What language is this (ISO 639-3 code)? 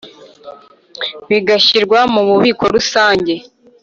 kin